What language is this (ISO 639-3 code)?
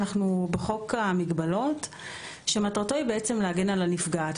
heb